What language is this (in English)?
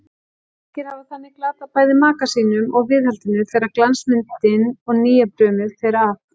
Icelandic